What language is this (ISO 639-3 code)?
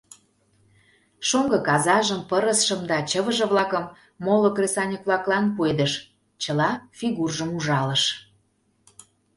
chm